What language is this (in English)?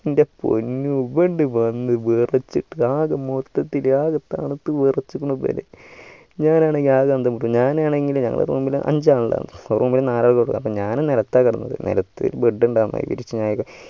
Malayalam